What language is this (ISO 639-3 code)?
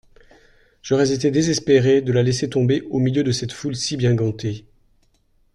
fra